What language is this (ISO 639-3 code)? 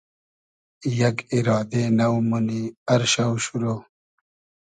haz